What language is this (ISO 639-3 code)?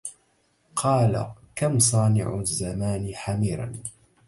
ara